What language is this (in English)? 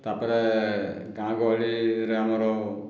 Odia